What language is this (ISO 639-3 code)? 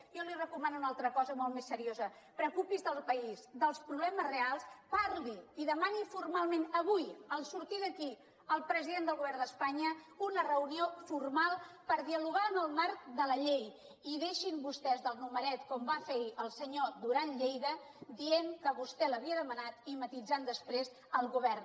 cat